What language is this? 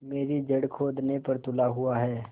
Hindi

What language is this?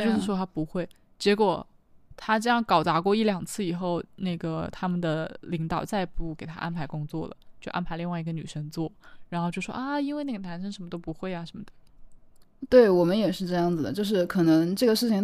Chinese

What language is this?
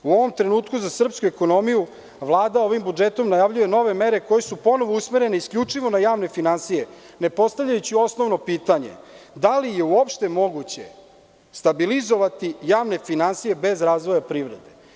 Serbian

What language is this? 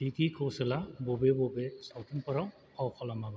Bodo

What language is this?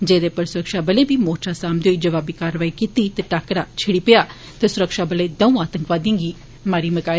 Dogri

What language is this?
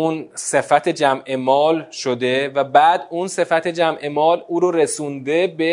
Persian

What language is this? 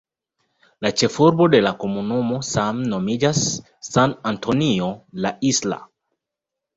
Esperanto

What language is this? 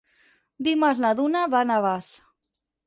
Catalan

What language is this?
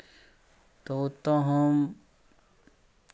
Maithili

